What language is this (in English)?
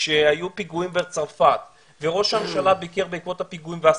Hebrew